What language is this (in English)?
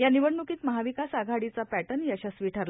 Marathi